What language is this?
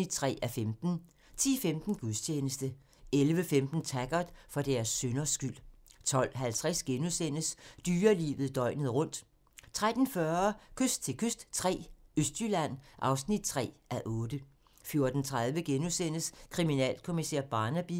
Danish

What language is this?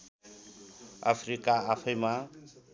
Nepali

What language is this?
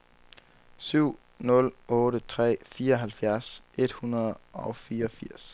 Danish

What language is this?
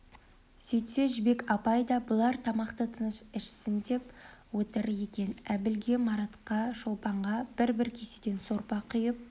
Kazakh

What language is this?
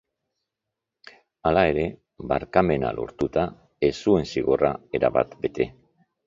Basque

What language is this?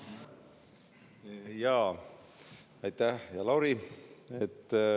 Estonian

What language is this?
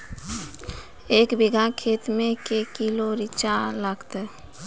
Maithili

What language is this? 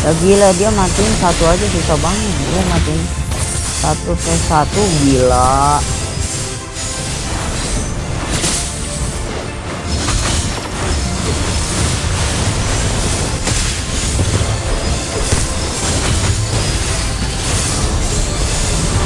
Indonesian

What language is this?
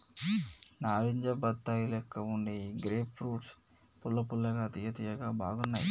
Telugu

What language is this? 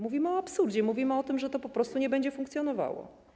Polish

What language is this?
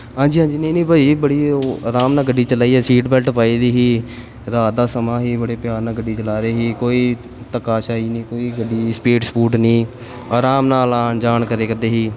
Punjabi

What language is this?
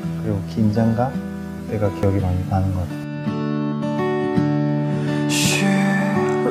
Korean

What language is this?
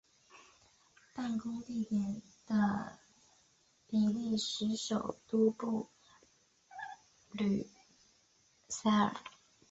Chinese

